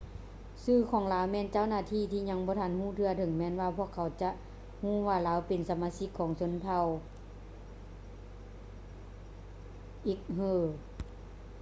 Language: Lao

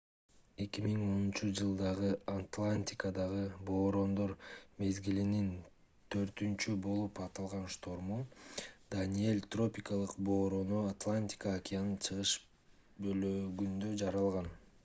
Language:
Kyrgyz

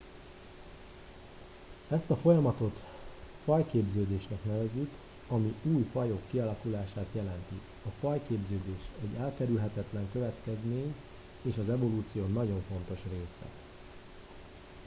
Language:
Hungarian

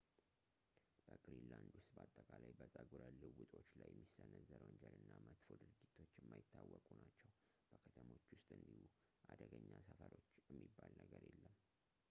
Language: Amharic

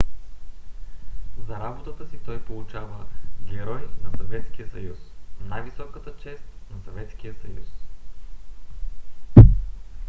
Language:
Bulgarian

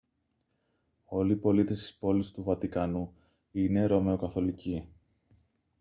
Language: Greek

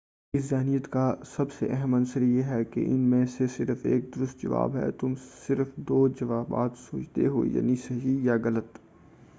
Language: Urdu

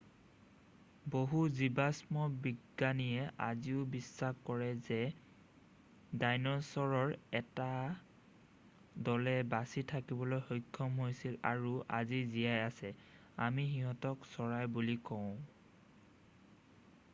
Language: Assamese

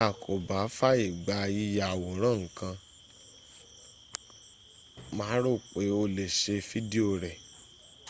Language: Yoruba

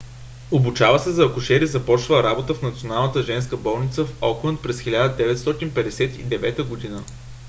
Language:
Bulgarian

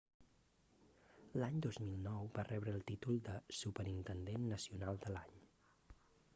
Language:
Catalan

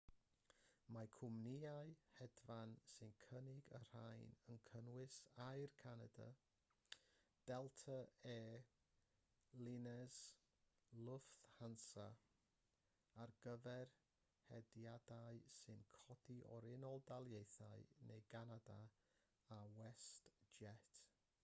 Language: Welsh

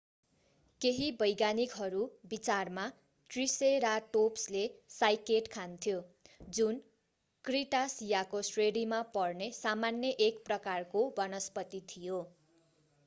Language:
Nepali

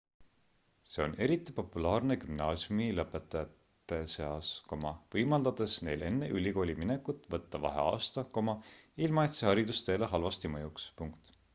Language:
Estonian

